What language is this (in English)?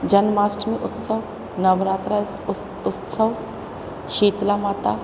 Sindhi